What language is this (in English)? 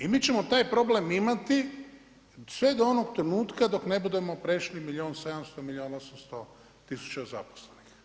Croatian